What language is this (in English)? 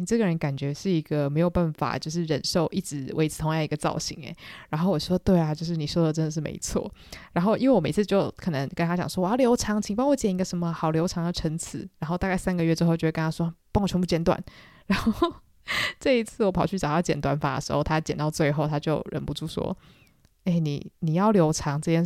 Chinese